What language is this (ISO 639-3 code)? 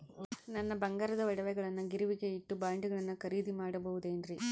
kan